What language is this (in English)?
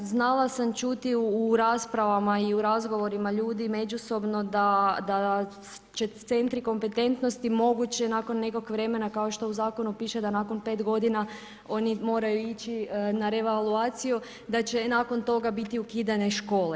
Croatian